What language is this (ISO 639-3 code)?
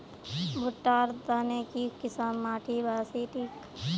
mag